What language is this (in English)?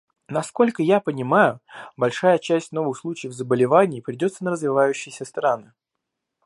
Russian